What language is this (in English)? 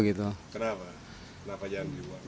Indonesian